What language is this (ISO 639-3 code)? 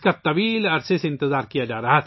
urd